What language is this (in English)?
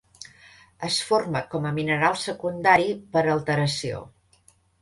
Catalan